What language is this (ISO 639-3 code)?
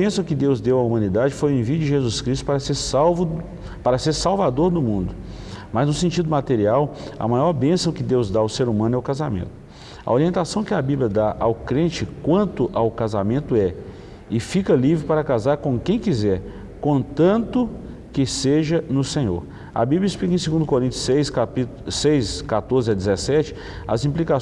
por